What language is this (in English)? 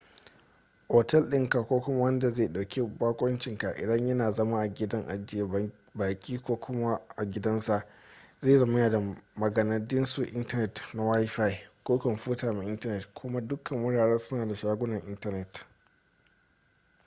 Hausa